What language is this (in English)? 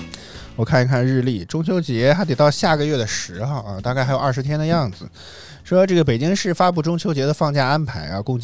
Chinese